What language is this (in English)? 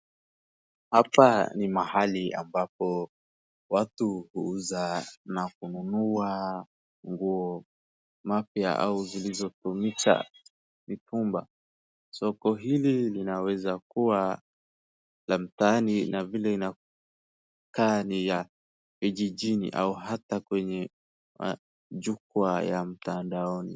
Swahili